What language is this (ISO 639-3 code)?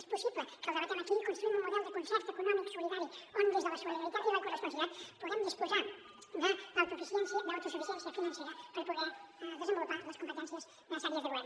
cat